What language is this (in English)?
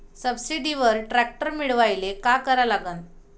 Marathi